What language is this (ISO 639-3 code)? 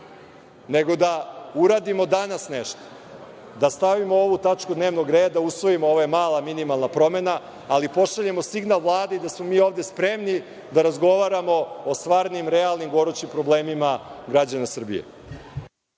srp